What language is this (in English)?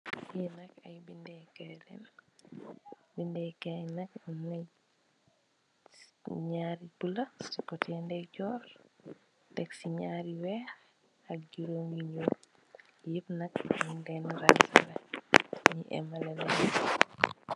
Wolof